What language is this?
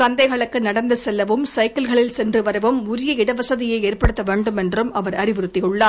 Tamil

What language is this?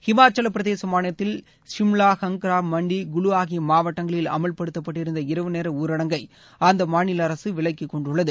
Tamil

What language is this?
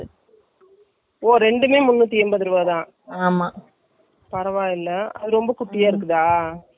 Tamil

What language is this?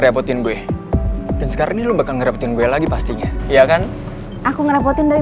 Indonesian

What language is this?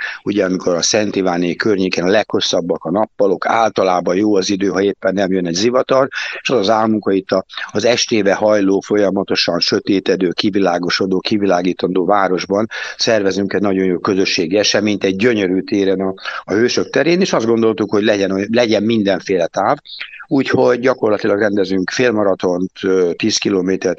Hungarian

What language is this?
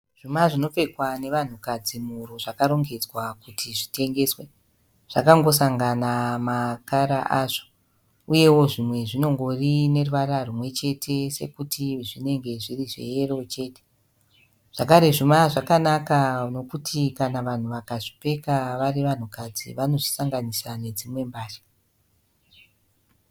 Shona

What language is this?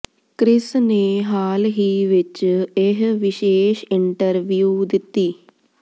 Punjabi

